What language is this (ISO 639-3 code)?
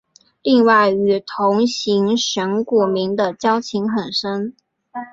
zho